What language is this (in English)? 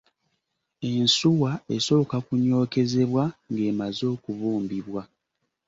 Ganda